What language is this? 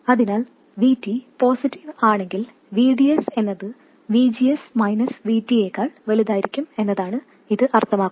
Malayalam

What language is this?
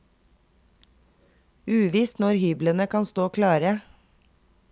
Norwegian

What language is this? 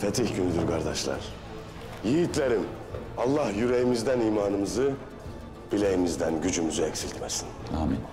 Turkish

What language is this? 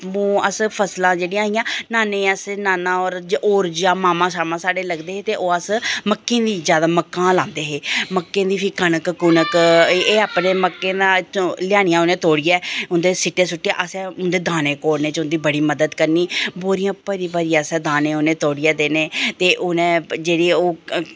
Dogri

